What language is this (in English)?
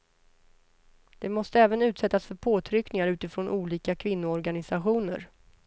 Swedish